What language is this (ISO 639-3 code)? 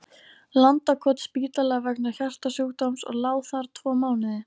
isl